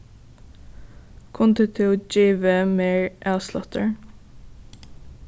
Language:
Faroese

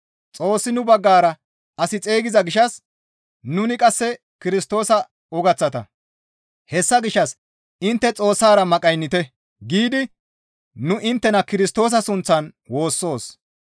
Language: Gamo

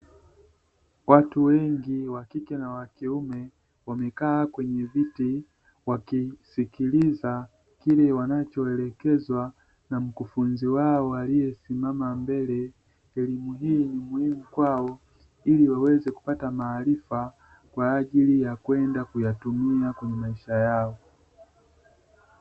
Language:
Swahili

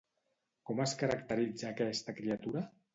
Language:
Catalan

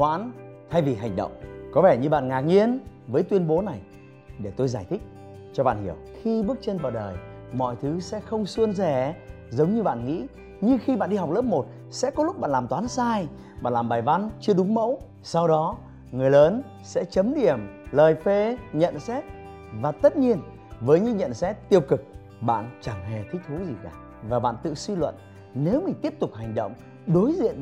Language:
Vietnamese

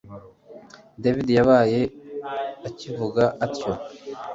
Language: Kinyarwanda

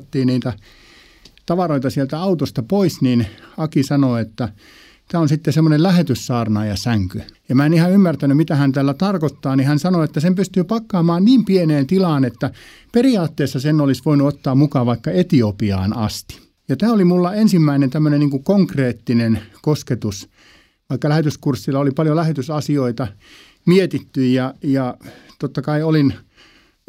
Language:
Finnish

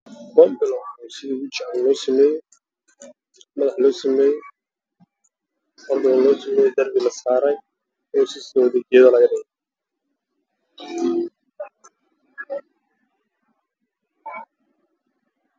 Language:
Somali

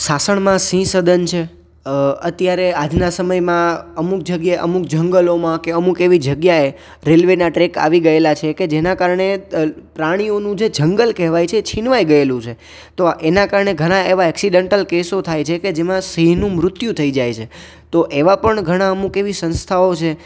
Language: Gujarati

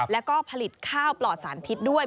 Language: Thai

